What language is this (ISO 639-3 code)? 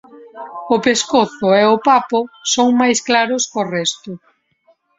glg